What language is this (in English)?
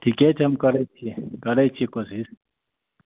Maithili